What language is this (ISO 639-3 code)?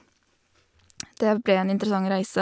nor